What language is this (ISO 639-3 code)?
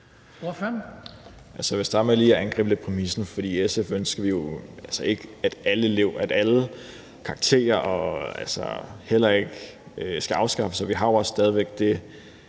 dan